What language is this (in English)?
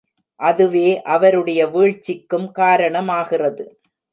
Tamil